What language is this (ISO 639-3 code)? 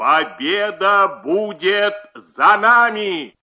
rus